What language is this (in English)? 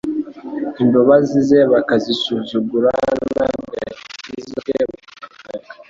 Kinyarwanda